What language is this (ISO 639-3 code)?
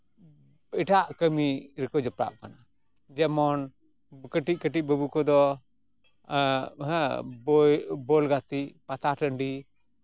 sat